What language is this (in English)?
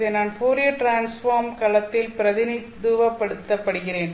Tamil